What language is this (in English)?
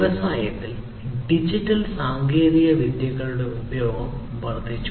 Malayalam